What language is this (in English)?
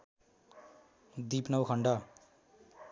Nepali